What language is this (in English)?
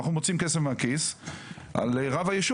Hebrew